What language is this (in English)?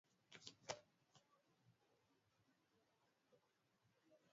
Swahili